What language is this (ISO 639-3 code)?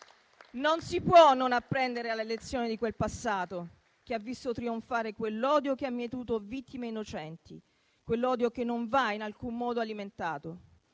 ita